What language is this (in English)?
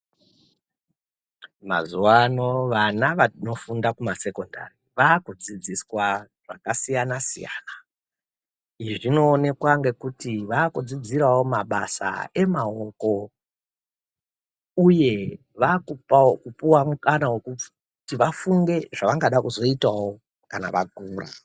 Ndau